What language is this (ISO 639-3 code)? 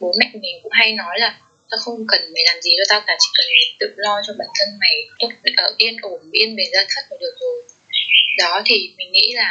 vie